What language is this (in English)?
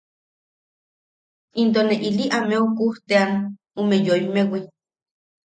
Yaqui